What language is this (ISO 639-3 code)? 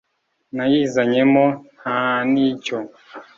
kin